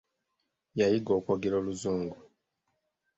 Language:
Ganda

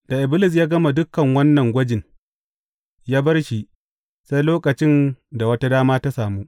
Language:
Hausa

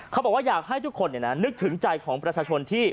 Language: Thai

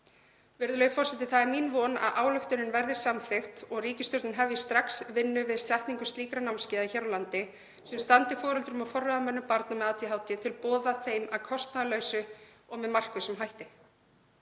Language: Icelandic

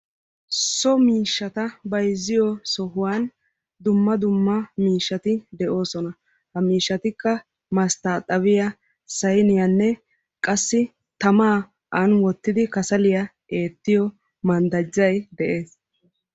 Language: Wolaytta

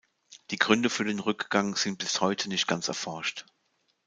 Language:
German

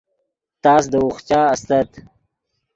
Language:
Yidgha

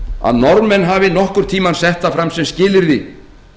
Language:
Icelandic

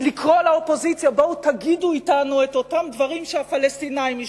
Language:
Hebrew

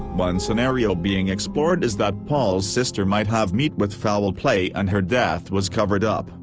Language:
English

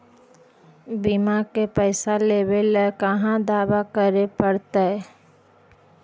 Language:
Magahi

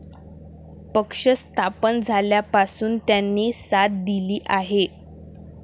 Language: Marathi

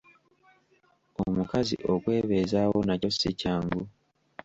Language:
Ganda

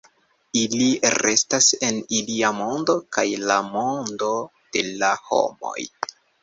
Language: Esperanto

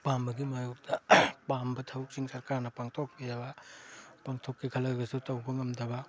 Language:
Manipuri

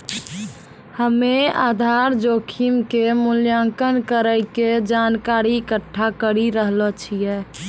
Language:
Maithili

